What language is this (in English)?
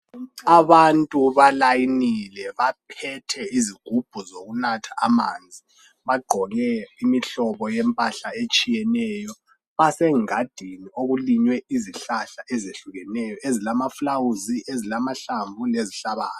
North Ndebele